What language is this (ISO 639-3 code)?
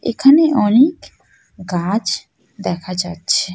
ben